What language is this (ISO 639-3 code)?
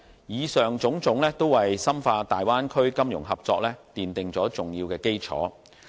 yue